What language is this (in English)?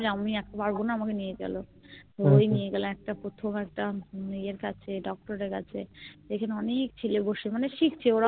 Bangla